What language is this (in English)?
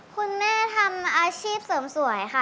Thai